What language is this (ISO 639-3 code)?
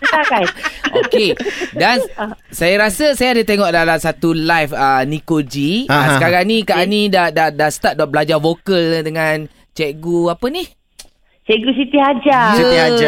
msa